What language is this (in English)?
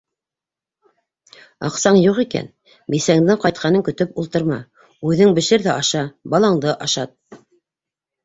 Bashkir